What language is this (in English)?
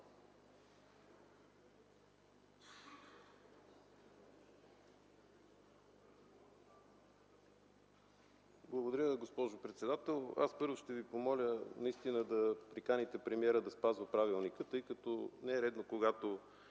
Bulgarian